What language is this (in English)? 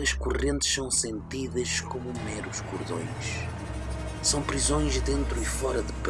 Portuguese